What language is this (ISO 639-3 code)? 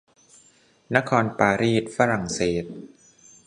tha